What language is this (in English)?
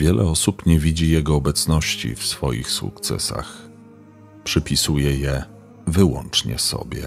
Polish